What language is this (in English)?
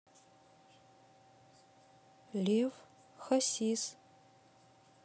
Russian